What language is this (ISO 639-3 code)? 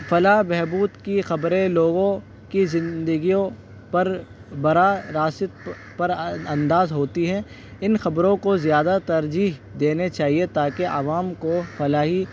urd